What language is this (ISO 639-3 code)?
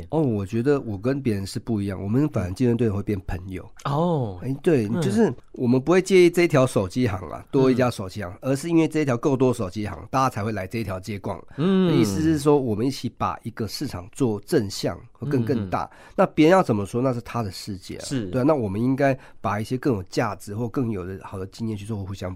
zho